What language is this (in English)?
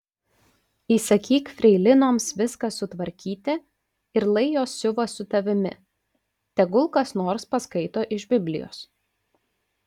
Lithuanian